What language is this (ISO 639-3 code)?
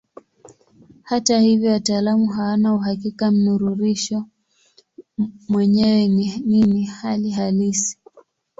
swa